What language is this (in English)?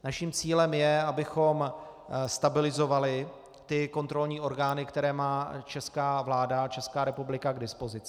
Czech